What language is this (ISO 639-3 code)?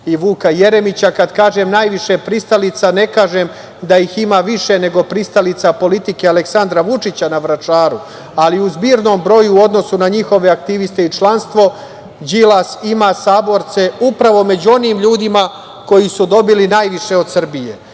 srp